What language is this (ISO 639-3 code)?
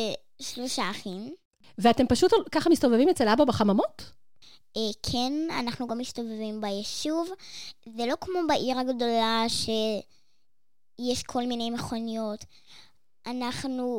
heb